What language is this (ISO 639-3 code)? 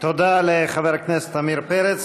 heb